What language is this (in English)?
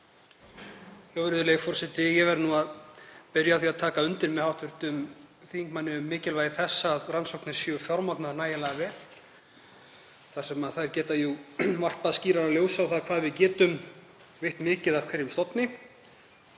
Icelandic